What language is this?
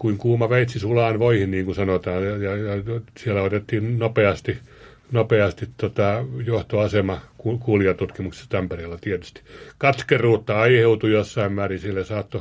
Finnish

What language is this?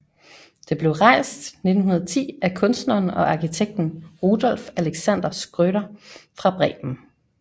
Danish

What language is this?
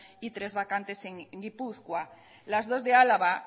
Spanish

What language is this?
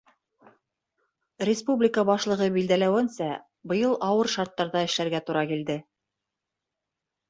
Bashkir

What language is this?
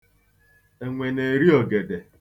Igbo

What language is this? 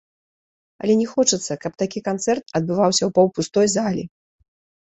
Belarusian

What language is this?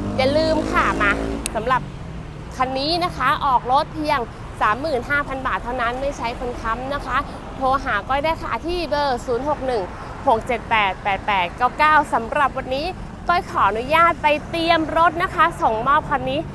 Thai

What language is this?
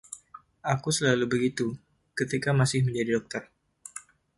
Indonesian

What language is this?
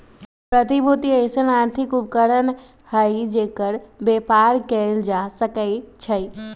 Magahi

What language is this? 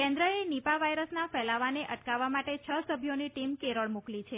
Gujarati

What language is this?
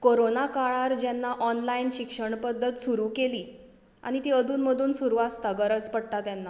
Konkani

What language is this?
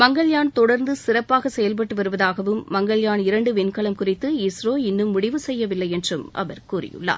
Tamil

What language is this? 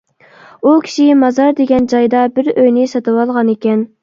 Uyghur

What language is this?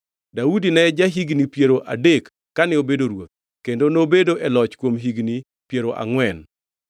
Luo (Kenya and Tanzania)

